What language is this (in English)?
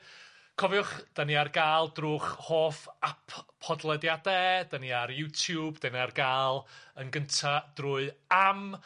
Welsh